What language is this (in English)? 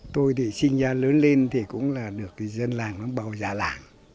Vietnamese